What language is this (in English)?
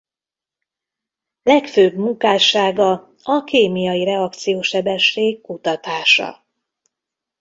Hungarian